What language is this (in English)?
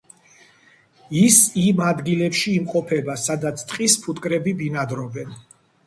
Georgian